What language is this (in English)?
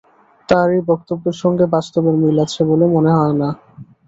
Bangla